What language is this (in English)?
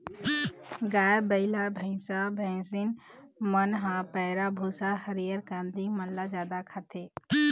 Chhattisgarhi